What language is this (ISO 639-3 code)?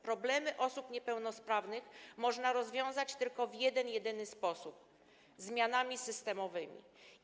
pol